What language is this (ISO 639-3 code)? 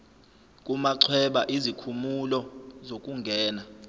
zul